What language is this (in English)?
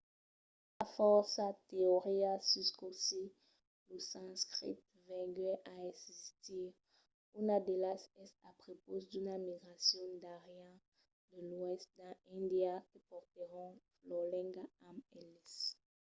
Occitan